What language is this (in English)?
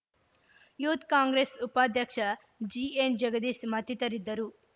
Kannada